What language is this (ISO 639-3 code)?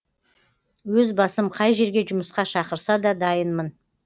kaz